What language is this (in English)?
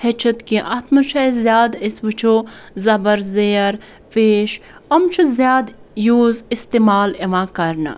Kashmiri